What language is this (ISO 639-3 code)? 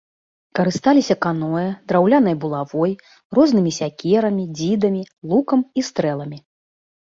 bel